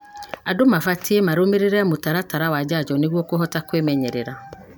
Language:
Kikuyu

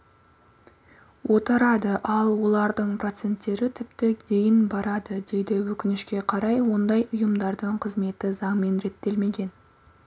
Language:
Kazakh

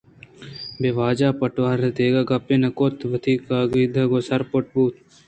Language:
Eastern Balochi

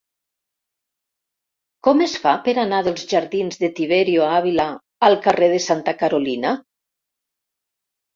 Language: Catalan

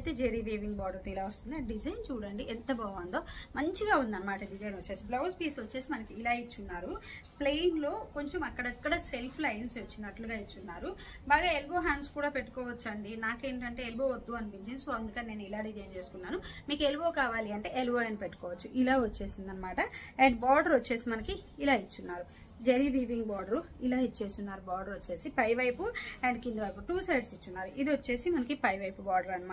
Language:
Telugu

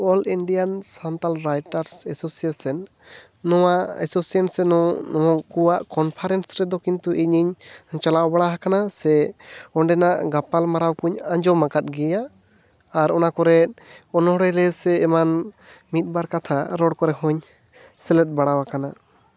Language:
Santali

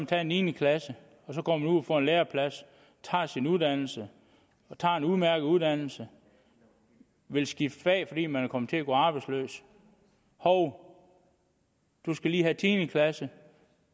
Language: Danish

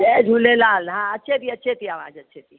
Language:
Sindhi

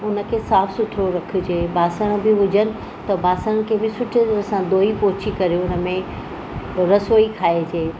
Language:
Sindhi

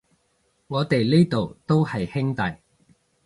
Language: Cantonese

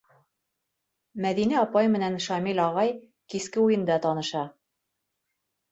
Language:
Bashkir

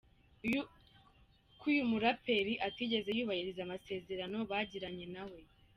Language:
Kinyarwanda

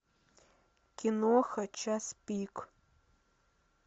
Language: Russian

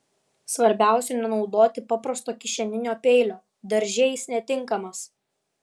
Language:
Lithuanian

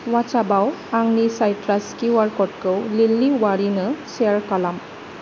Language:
Bodo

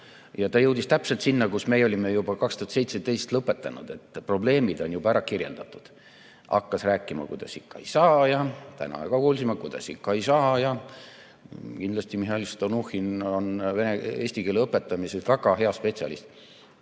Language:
Estonian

